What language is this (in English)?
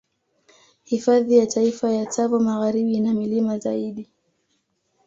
Swahili